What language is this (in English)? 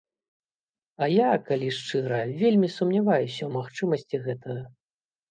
Belarusian